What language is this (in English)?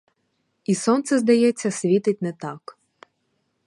Ukrainian